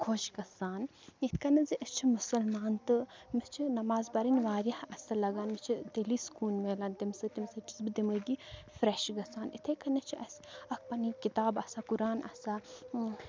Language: Kashmiri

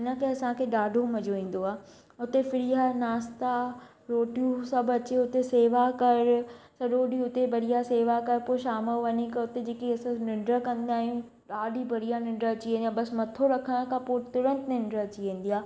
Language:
Sindhi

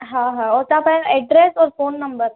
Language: Sindhi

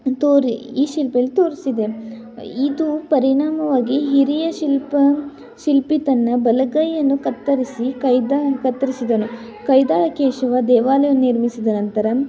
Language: Kannada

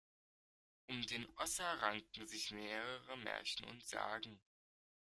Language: German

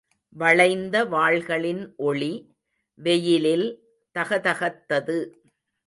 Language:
Tamil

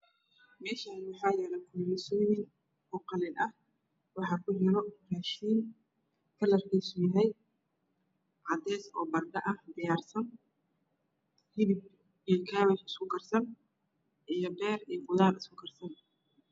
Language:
Somali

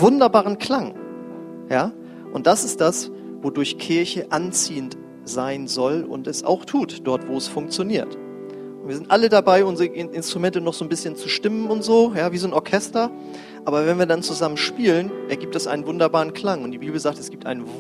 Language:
German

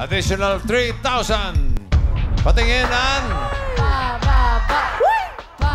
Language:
Filipino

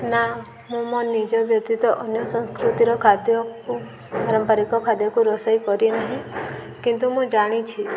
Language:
Odia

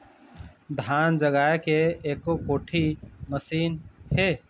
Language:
Chhattisgarhi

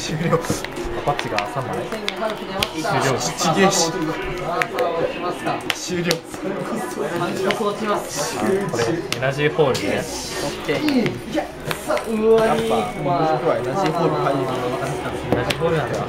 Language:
Japanese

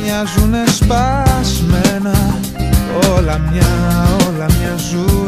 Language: Greek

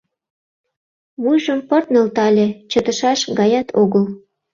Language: Mari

